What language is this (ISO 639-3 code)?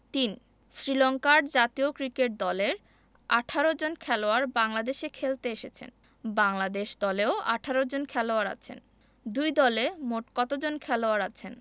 ben